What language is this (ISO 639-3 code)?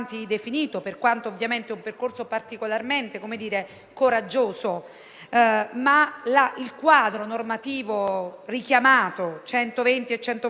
ita